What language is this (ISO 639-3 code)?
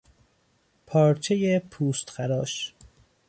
fas